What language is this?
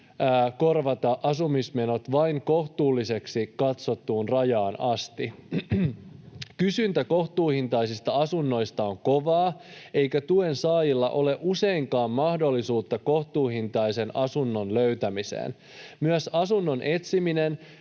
Finnish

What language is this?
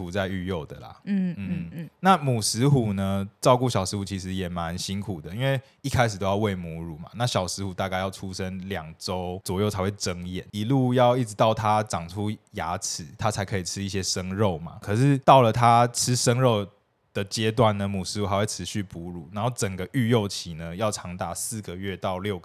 Chinese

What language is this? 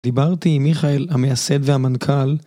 Hebrew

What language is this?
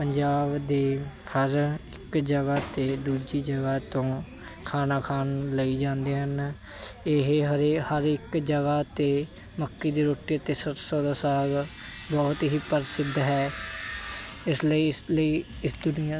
Punjabi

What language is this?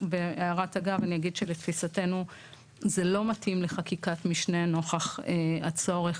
Hebrew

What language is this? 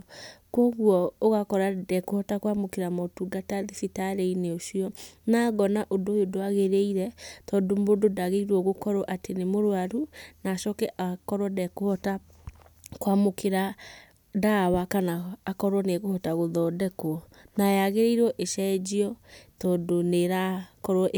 Kikuyu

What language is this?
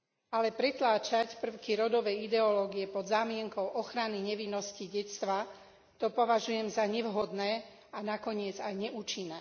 Slovak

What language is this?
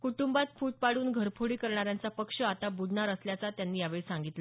Marathi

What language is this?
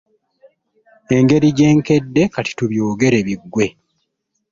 Ganda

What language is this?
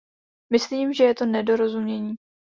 Czech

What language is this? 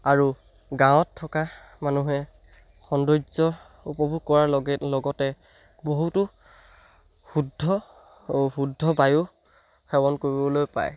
Assamese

